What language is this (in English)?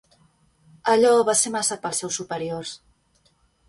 Catalan